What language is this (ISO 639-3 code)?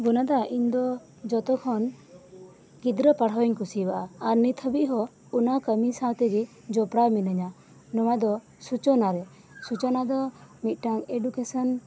sat